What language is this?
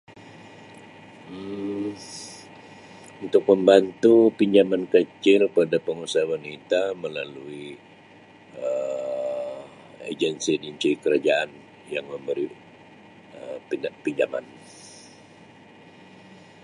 Sabah Malay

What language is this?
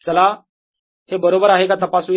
Marathi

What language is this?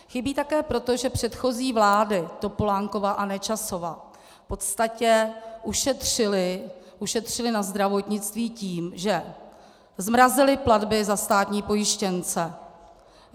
Czech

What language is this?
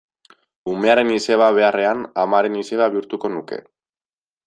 Basque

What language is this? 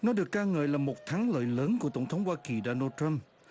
Vietnamese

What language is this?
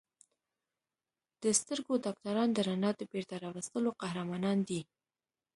Pashto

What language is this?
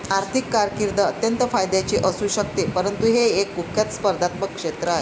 Marathi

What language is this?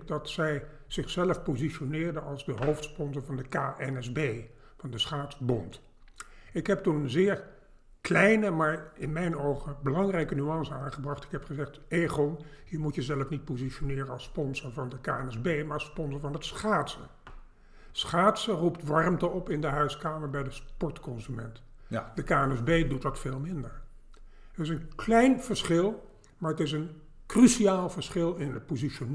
Dutch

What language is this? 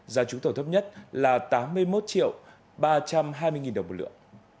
Vietnamese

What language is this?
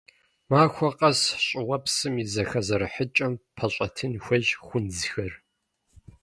Kabardian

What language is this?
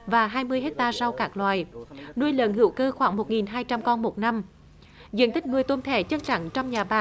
Vietnamese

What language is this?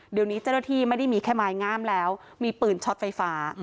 Thai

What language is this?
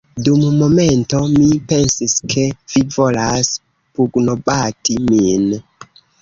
Esperanto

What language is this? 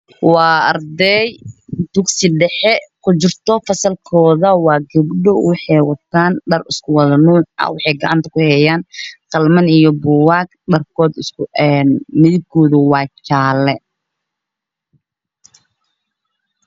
Somali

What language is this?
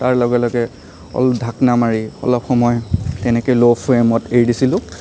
Assamese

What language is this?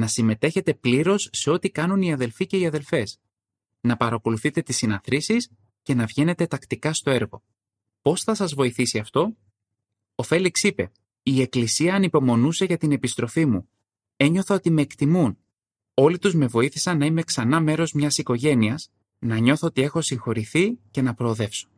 Greek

